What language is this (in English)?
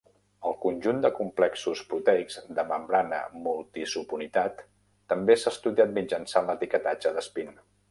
Catalan